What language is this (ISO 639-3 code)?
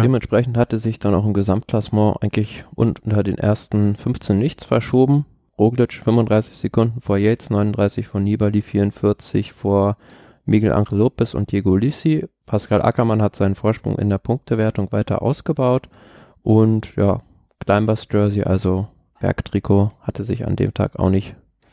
deu